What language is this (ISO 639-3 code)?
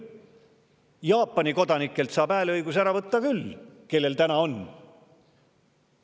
est